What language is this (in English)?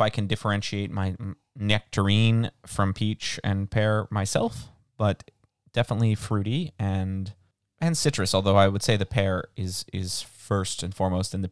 English